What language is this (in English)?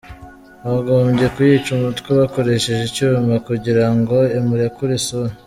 Kinyarwanda